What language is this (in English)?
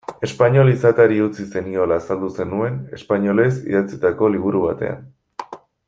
Basque